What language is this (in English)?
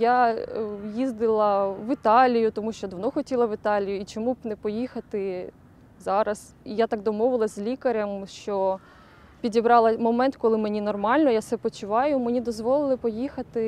Ukrainian